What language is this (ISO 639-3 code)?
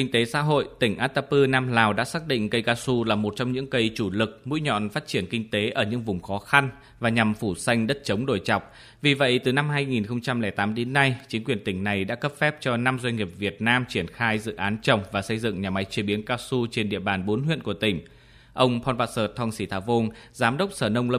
vie